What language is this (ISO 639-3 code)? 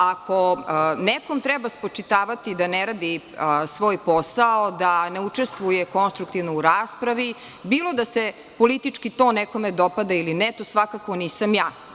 srp